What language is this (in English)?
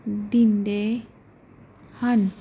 Punjabi